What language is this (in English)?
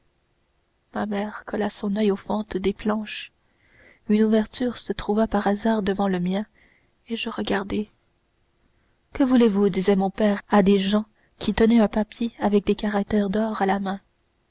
French